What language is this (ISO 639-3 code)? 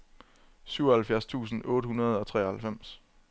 dan